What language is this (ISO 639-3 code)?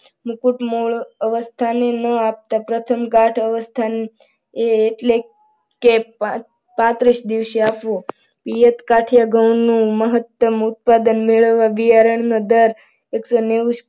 guj